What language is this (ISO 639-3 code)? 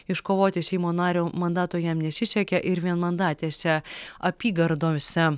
lit